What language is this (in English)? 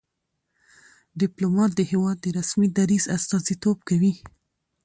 Pashto